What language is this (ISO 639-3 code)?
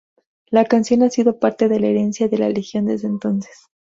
spa